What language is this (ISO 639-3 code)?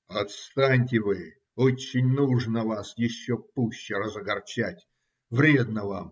rus